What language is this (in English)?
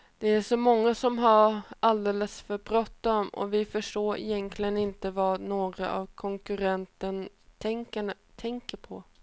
Swedish